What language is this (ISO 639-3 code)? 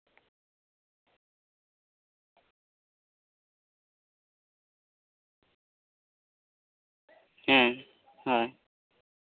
sat